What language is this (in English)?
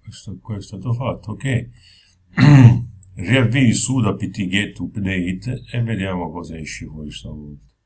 Italian